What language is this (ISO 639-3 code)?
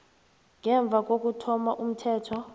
nbl